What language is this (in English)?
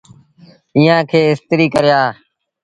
Sindhi Bhil